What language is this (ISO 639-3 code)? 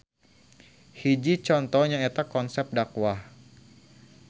sun